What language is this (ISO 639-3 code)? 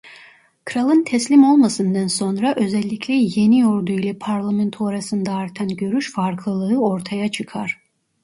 tur